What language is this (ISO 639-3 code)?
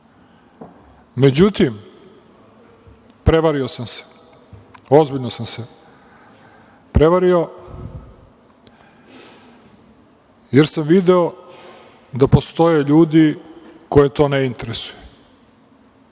srp